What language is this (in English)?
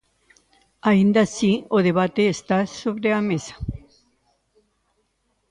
Galician